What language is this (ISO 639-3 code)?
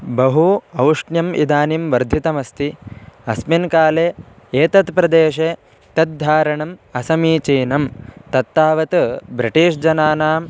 san